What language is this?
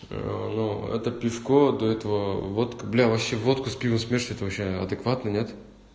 Russian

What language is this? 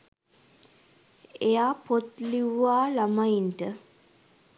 Sinhala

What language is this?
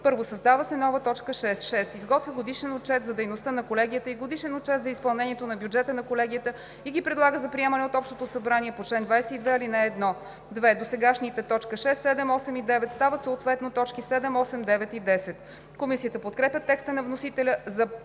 Bulgarian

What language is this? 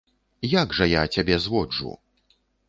Belarusian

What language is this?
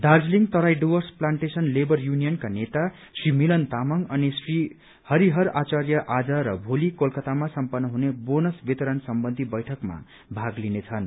Nepali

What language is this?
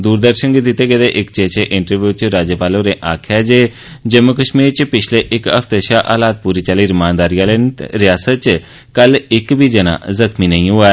Dogri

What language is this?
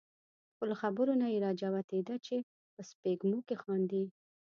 Pashto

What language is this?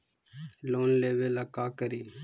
Magahi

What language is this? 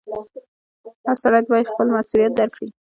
Pashto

